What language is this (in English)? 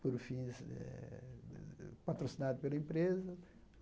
Portuguese